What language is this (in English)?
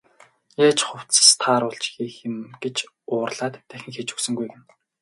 Mongolian